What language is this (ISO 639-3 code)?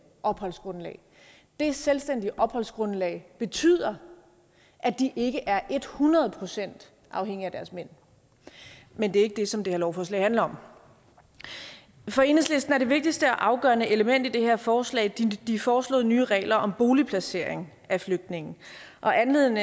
dan